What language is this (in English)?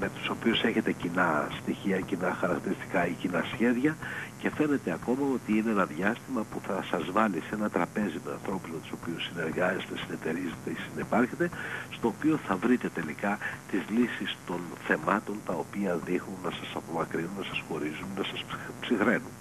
Greek